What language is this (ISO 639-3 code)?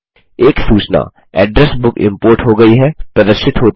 hin